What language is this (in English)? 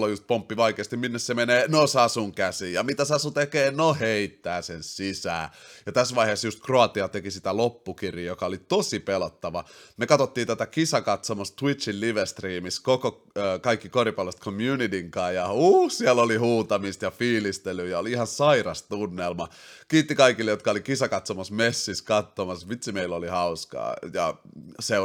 Finnish